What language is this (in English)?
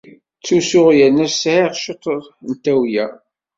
Kabyle